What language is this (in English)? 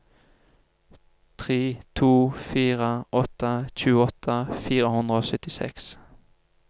Norwegian